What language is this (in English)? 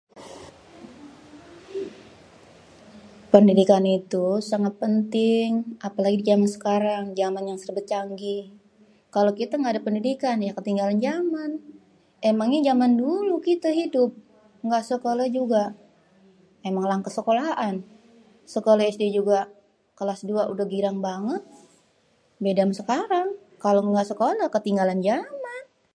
Betawi